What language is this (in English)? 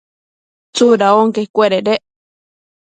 Matsés